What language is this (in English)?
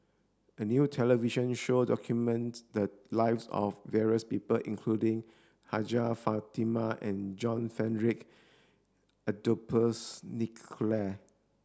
English